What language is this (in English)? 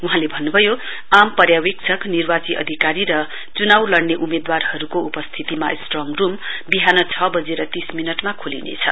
Nepali